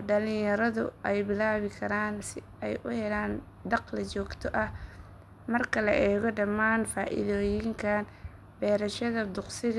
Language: Somali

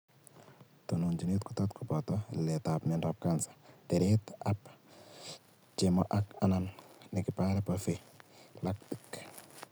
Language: Kalenjin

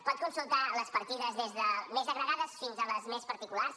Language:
Catalan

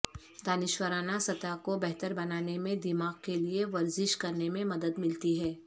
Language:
Urdu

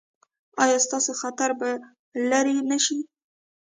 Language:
Pashto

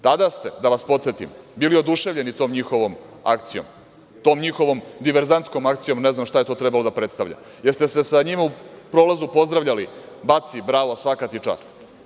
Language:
Serbian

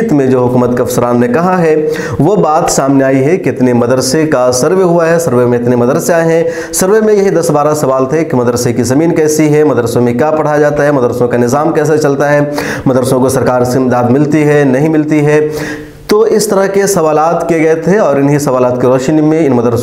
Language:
Hindi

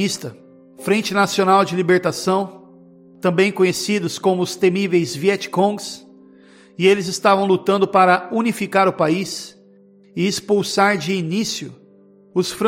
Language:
Portuguese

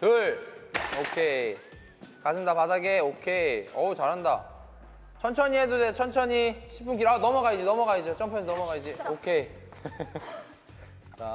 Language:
Korean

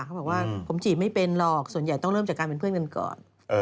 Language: Thai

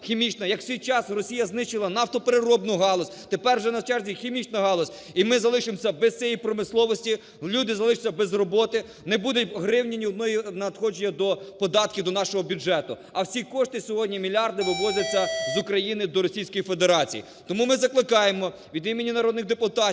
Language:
Ukrainian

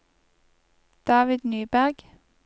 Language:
Norwegian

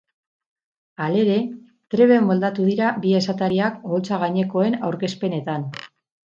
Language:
Basque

